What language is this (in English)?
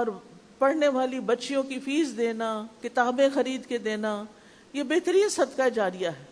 Urdu